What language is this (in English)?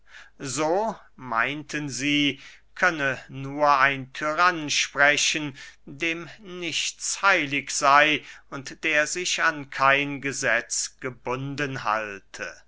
German